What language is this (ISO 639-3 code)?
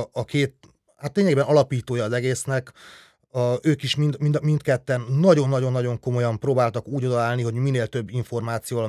hun